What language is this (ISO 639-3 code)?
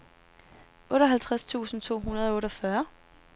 dan